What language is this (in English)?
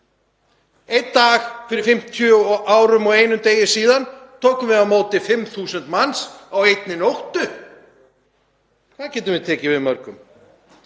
Icelandic